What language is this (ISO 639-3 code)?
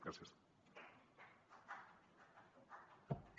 cat